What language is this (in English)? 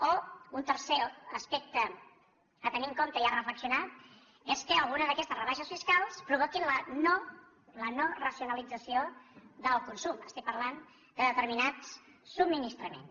Catalan